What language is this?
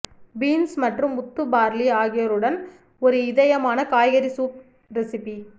Tamil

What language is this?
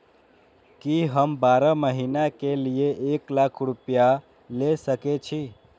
Maithili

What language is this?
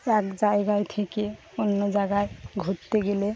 Bangla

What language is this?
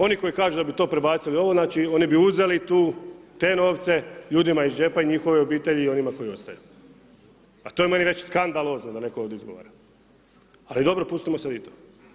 Croatian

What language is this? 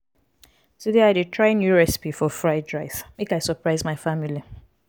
Nigerian Pidgin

